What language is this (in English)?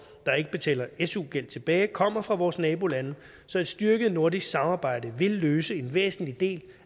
Danish